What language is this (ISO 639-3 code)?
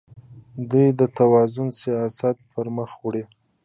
pus